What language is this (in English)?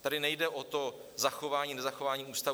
Czech